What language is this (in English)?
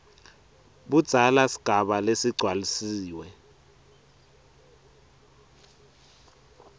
Swati